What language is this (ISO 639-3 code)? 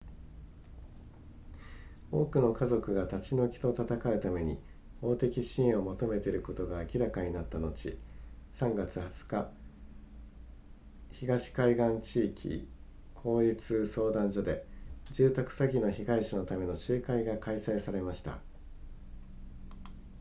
jpn